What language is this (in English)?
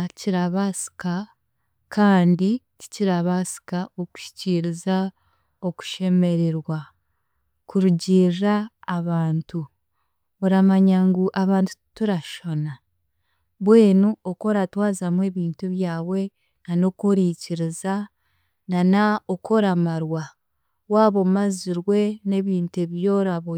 Chiga